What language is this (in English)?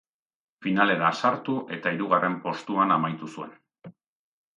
Basque